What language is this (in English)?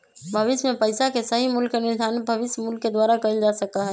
Magahi